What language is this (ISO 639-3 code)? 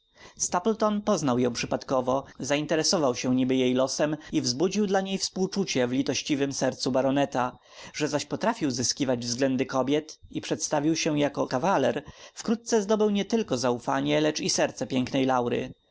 pol